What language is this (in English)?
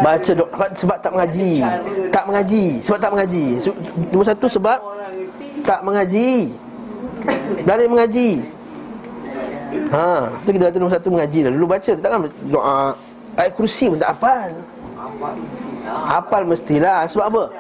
Malay